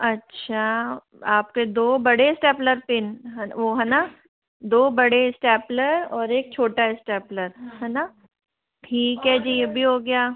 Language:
Hindi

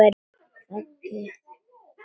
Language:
Icelandic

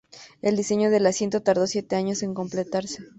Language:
Spanish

